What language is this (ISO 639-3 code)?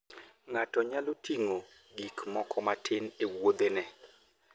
luo